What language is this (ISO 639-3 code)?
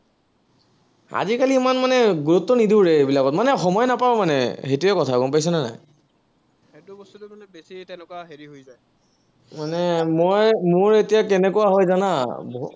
asm